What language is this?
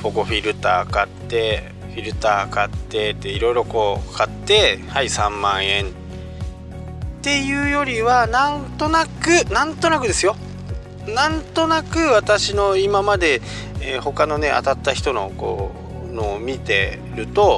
Japanese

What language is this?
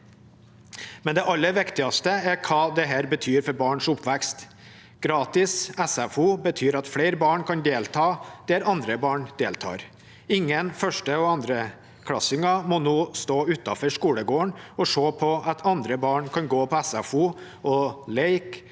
Norwegian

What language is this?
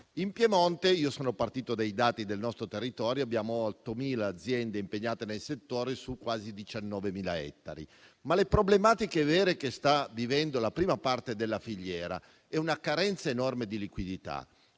Italian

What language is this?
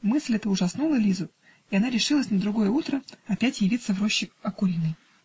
Russian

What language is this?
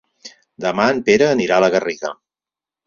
Catalan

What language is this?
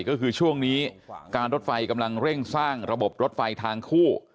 Thai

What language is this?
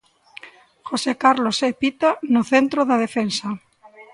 Galician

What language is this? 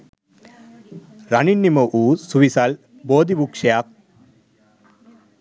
Sinhala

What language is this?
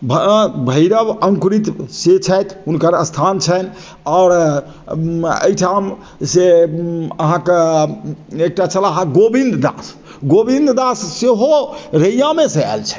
Maithili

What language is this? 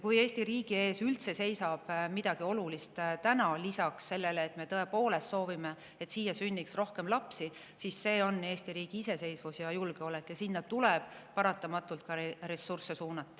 Estonian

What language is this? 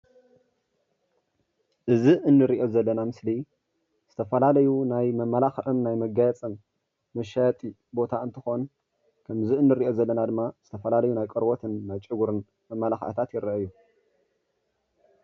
Tigrinya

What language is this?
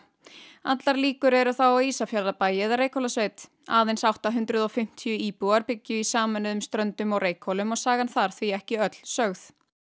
Icelandic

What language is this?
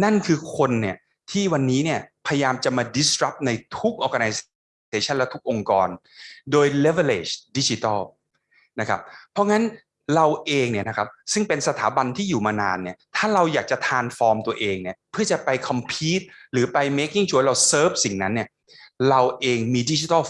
Thai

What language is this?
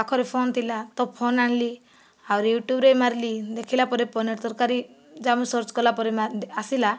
Odia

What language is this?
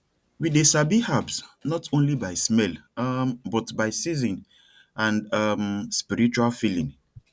Nigerian Pidgin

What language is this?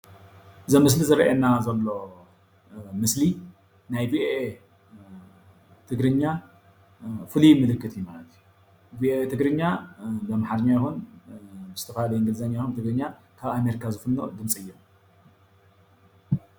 Tigrinya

